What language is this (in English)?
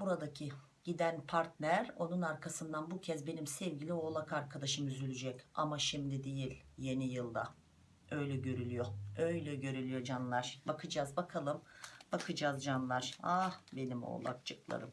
Turkish